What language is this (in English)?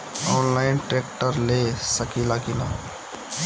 Bhojpuri